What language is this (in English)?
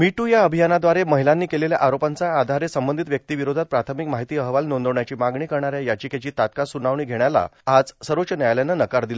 Marathi